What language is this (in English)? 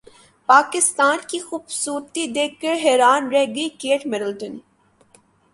Urdu